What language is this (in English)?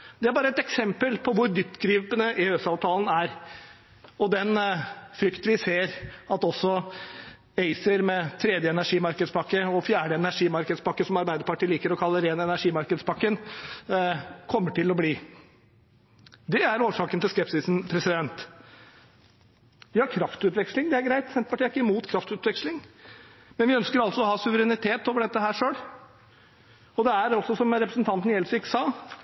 Norwegian Bokmål